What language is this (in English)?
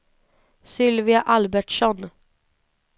Swedish